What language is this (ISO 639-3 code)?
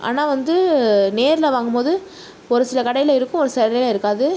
tam